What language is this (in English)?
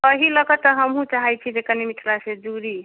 Maithili